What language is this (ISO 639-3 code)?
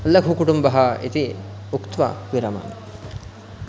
san